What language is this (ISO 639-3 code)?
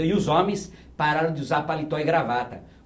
por